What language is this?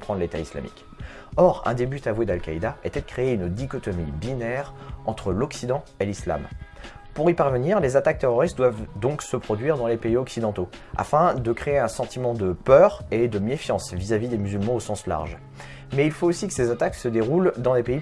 French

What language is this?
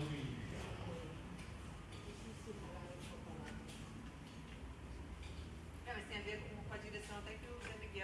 Portuguese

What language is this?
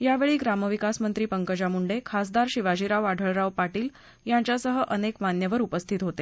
Marathi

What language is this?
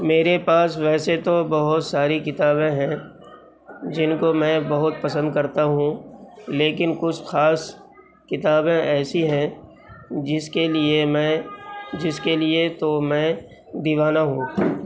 Urdu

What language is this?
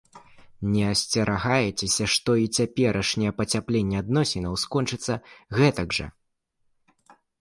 Belarusian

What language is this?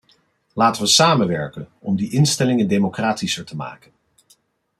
Dutch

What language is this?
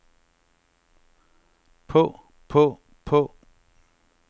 Danish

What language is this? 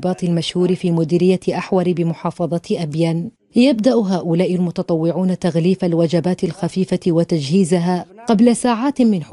Arabic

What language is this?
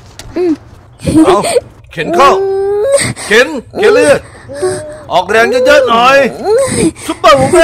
Thai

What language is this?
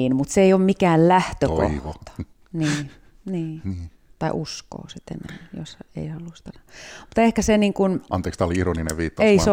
Finnish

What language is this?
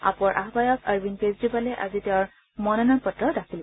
Assamese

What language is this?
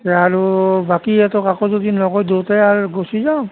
Assamese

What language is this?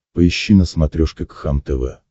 Russian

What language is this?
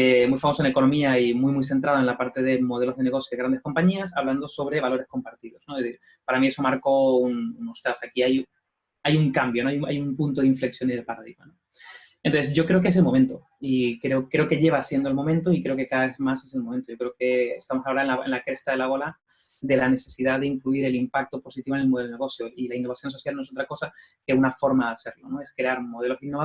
Spanish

